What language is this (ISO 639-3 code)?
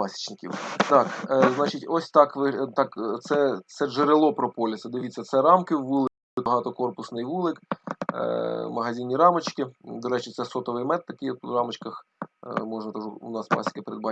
ukr